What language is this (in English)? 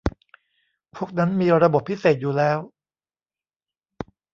Thai